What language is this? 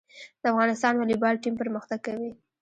Pashto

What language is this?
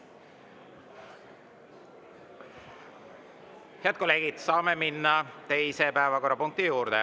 Estonian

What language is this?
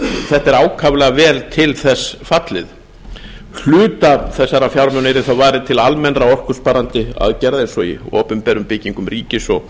Icelandic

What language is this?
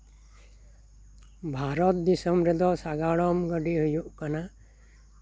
Santali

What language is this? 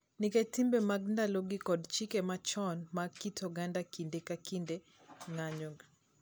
Luo (Kenya and Tanzania)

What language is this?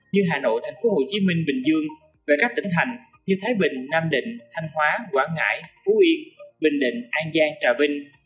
Vietnamese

